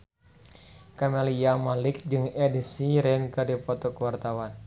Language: Sundanese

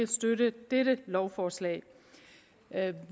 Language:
Danish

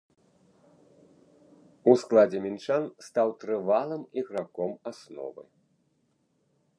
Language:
Belarusian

